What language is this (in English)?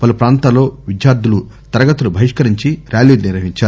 Telugu